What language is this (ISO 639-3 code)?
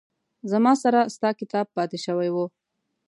pus